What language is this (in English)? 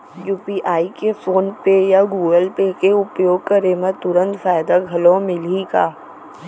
Chhattisgarhi